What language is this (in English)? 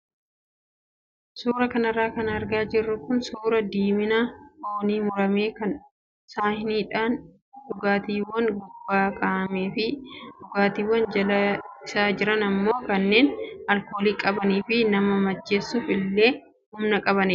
Oromo